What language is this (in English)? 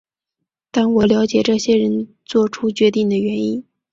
Chinese